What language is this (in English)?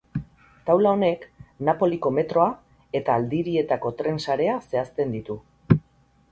Basque